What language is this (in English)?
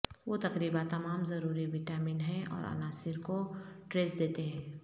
Urdu